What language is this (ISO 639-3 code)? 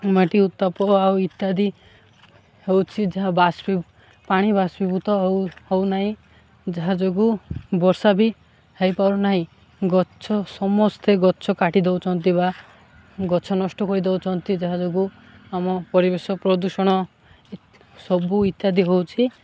ori